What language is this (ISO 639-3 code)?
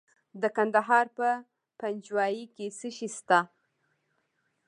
pus